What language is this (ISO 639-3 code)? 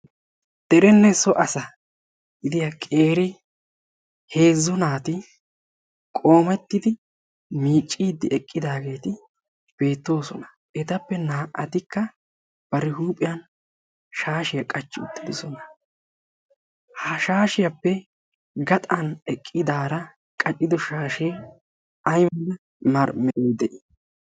wal